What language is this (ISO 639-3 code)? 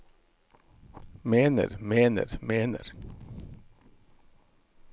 nor